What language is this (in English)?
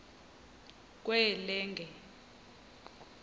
Xhosa